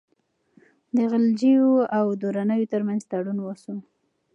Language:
Pashto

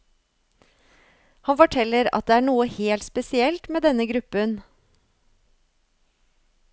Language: Norwegian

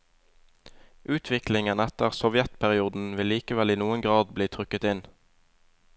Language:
Norwegian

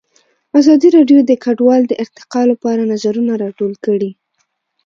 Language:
Pashto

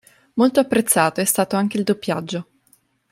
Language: Italian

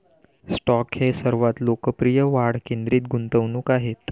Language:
Marathi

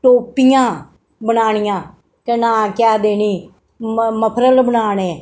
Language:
Dogri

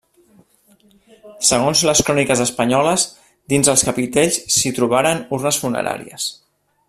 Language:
Catalan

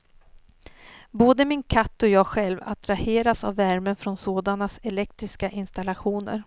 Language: Swedish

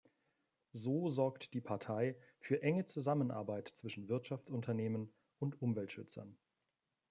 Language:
German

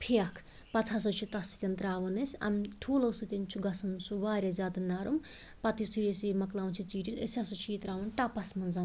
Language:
Kashmiri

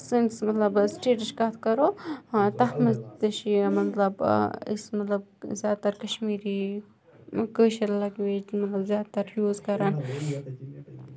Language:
Kashmiri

